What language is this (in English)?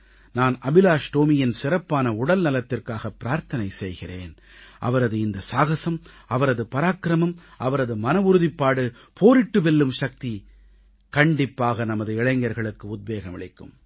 Tamil